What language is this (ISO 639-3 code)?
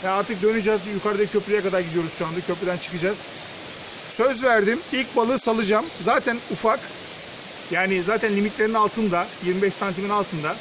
tur